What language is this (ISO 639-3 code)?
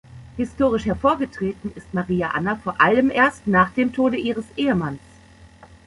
deu